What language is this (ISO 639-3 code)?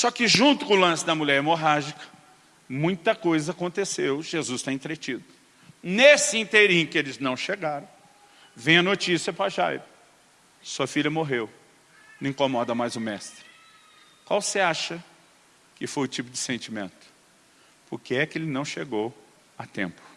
por